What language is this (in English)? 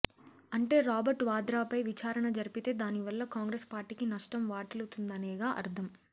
Telugu